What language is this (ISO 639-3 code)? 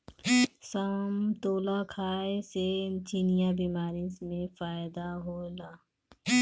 bho